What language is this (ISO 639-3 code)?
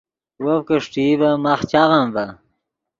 ydg